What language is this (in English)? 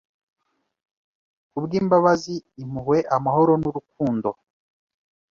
Kinyarwanda